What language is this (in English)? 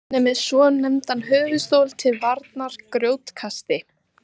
Icelandic